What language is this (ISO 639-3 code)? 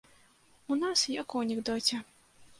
bel